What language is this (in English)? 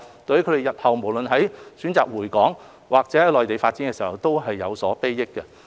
Cantonese